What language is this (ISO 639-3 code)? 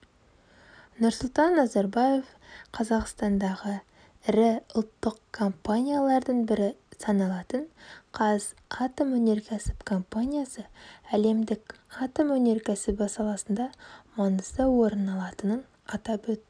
kaz